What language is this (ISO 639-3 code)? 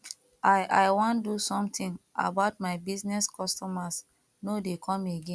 pcm